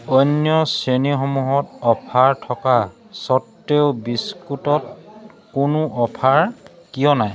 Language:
Assamese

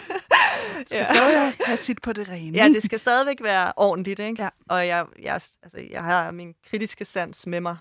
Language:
Danish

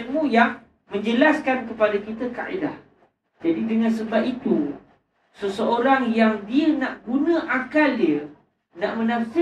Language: Malay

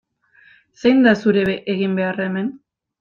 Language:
Basque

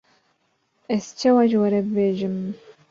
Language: Kurdish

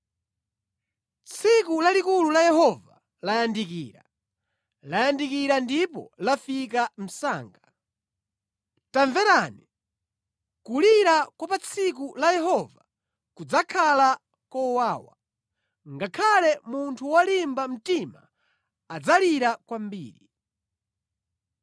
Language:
Nyanja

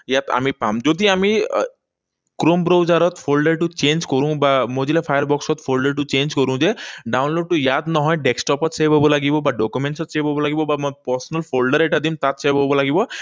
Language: Assamese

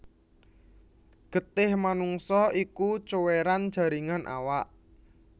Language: Javanese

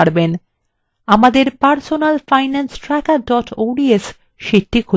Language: Bangla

